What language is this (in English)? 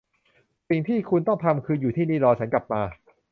Thai